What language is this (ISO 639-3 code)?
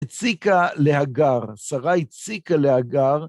heb